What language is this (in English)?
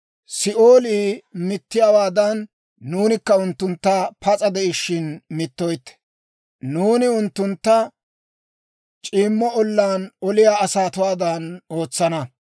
Dawro